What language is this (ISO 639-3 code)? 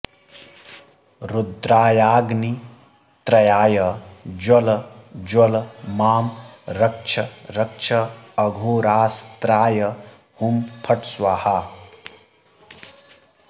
san